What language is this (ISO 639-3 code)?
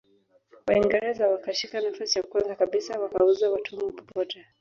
swa